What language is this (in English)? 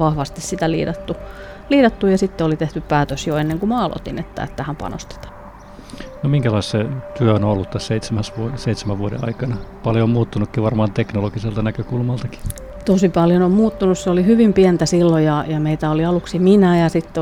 Finnish